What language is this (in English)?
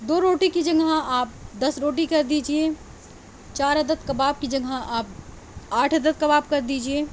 Urdu